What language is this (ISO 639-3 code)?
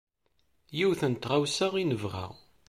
kab